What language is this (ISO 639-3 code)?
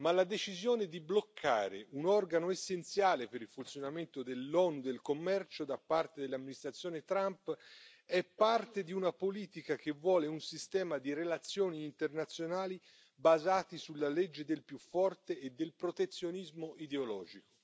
ita